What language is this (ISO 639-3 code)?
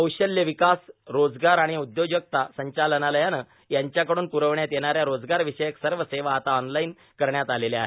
mar